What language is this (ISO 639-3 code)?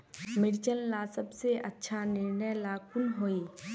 mag